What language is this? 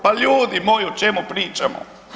Croatian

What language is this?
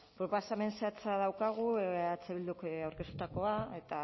Basque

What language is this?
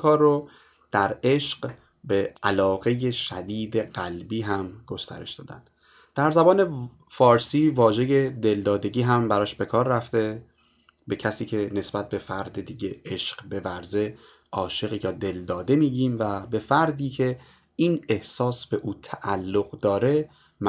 Persian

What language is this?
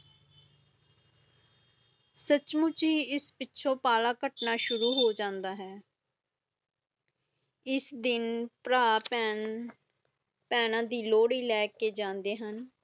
Punjabi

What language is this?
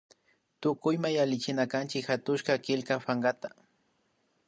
Imbabura Highland Quichua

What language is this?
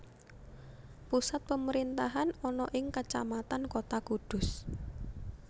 Javanese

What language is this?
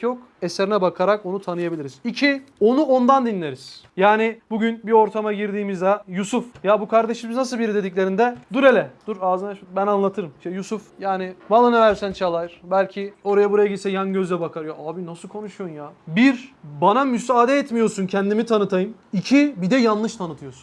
Turkish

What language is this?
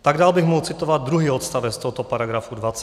Czech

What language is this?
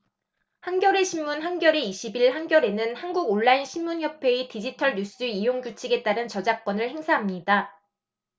Korean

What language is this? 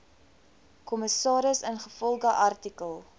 Afrikaans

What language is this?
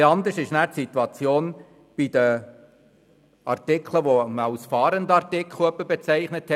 Swiss German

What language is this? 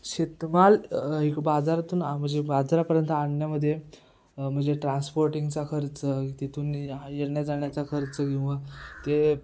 Marathi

